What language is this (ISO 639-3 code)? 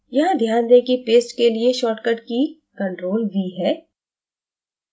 hin